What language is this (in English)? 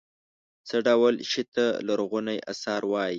Pashto